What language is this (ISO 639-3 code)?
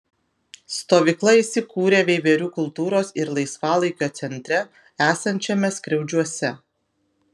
lit